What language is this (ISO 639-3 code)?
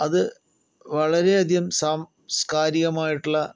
mal